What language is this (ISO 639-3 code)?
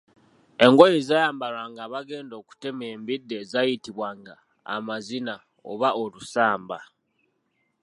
lug